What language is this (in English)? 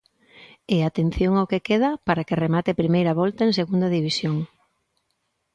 Galician